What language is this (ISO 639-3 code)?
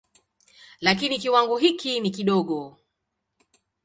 swa